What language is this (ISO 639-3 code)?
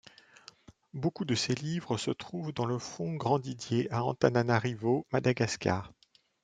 fra